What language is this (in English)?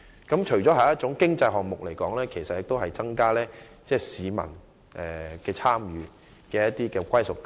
Cantonese